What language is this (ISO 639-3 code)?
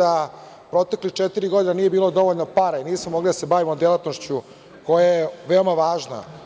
srp